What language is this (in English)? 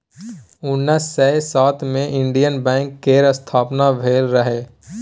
Maithili